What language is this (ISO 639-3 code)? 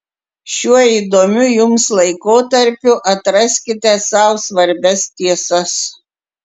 lit